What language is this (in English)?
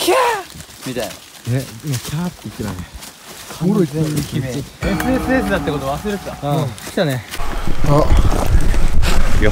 Japanese